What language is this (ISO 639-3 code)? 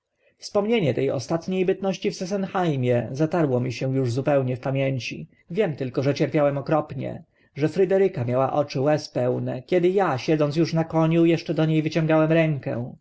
pol